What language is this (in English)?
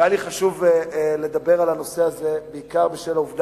Hebrew